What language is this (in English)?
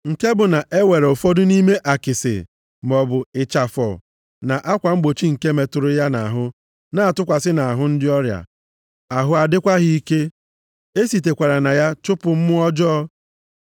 Igbo